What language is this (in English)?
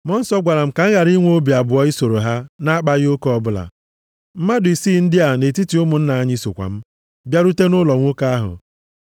Igbo